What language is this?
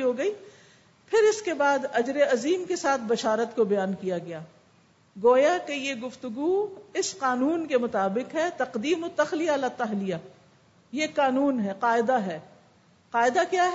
Urdu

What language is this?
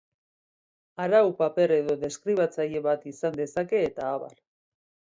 Basque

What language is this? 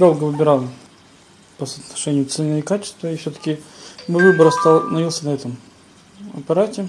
Russian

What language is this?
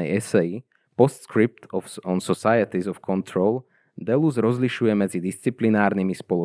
Slovak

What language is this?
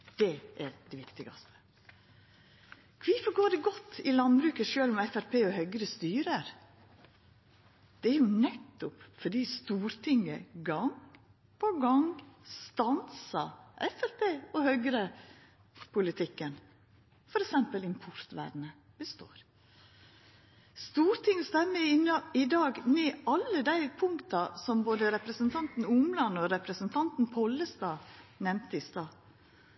Norwegian Nynorsk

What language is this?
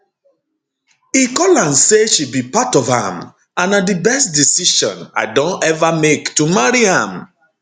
Nigerian Pidgin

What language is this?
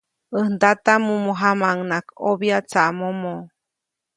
Copainalá Zoque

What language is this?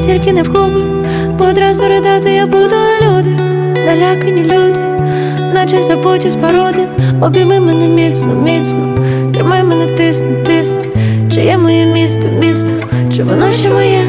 Ukrainian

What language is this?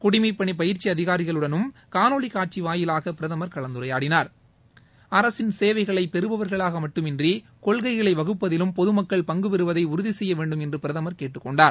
Tamil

